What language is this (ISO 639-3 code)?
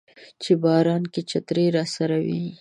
pus